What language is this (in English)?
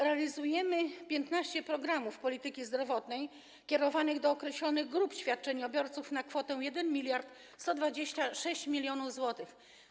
Polish